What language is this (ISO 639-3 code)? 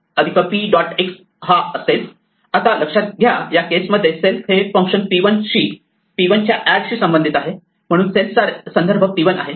mar